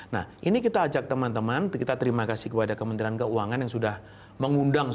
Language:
Indonesian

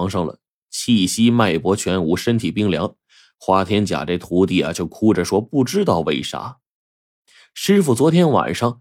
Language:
Chinese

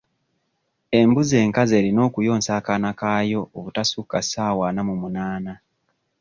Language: Ganda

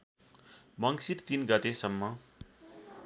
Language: Nepali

